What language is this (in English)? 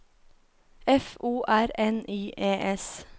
Norwegian